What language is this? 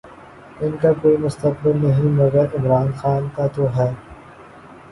Urdu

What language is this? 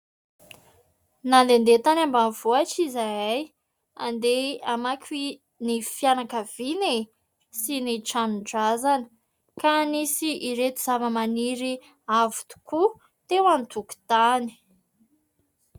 Malagasy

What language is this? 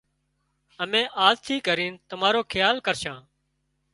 Wadiyara Koli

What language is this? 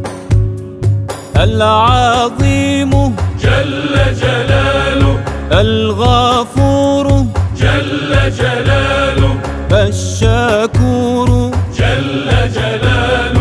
Arabic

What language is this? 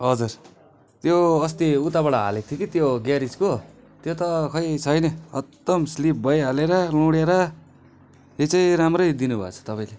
Nepali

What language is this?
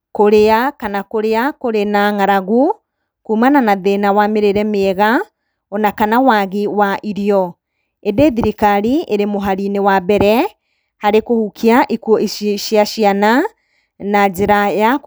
Kikuyu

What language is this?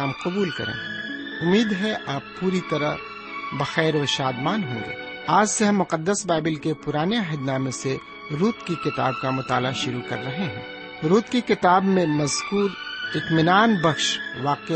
Urdu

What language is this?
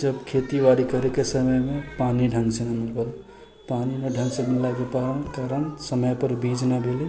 Maithili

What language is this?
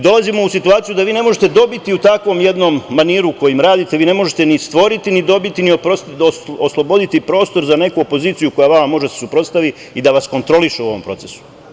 Serbian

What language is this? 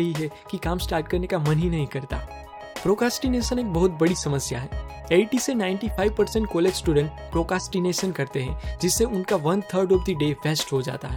Hindi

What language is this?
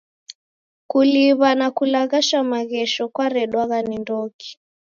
Taita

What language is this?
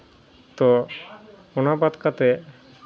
Santali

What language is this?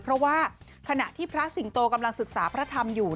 Thai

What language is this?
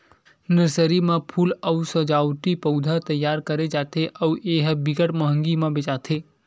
Chhattisgarhi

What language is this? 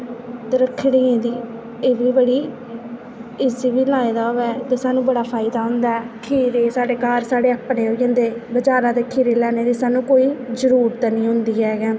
Dogri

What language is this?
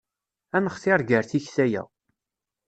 Kabyle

